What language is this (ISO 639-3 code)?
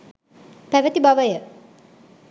sin